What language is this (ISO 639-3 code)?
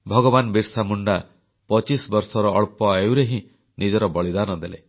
ori